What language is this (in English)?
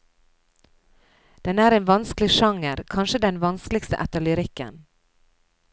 Norwegian